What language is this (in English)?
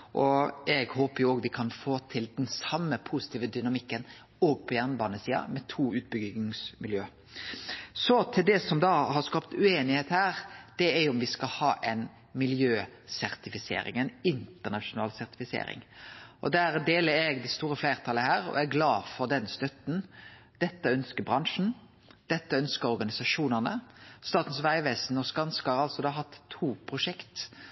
Norwegian Nynorsk